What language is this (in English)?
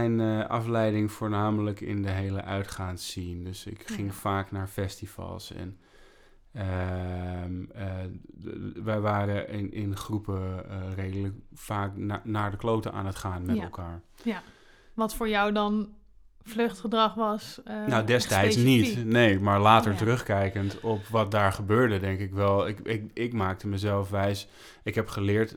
Dutch